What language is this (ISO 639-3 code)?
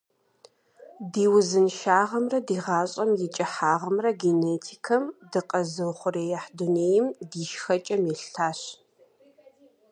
kbd